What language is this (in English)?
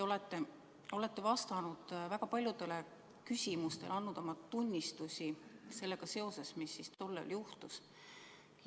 Estonian